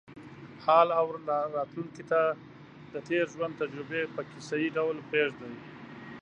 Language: Pashto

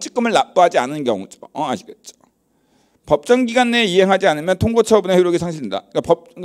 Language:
Korean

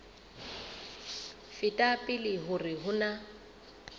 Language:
Southern Sotho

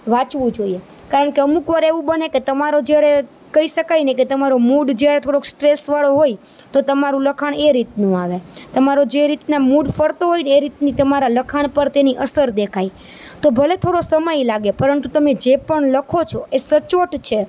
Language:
Gujarati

